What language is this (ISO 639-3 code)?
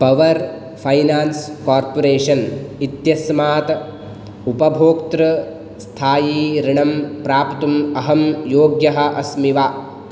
san